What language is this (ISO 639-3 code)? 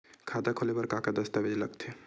hne